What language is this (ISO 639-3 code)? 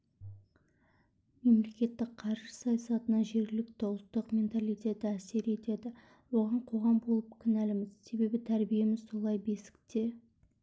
kaz